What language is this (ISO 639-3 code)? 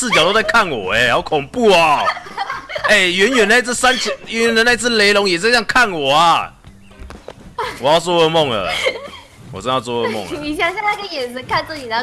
zho